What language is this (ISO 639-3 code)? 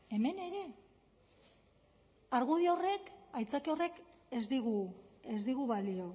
eus